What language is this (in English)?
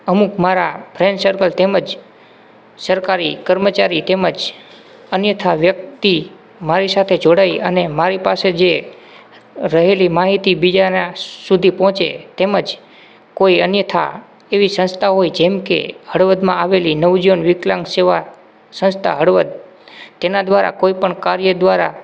Gujarati